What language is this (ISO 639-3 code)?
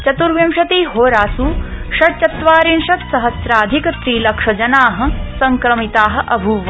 san